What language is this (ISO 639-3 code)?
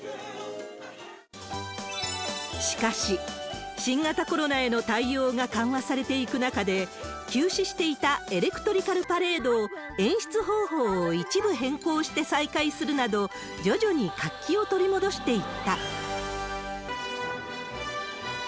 jpn